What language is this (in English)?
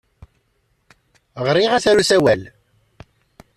Kabyle